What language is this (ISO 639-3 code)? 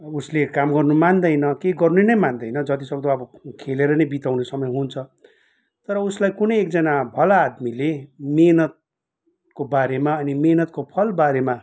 nep